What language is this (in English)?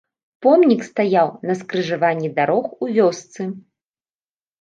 Belarusian